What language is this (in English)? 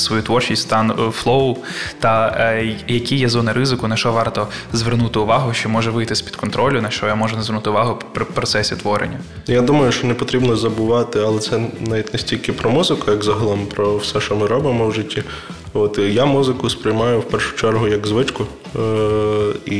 Ukrainian